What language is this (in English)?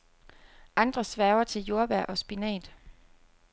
Danish